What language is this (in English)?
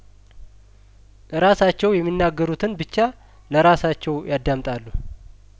Amharic